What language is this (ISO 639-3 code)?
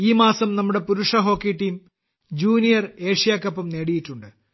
mal